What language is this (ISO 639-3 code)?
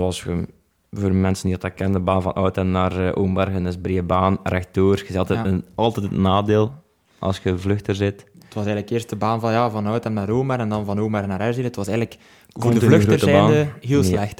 nld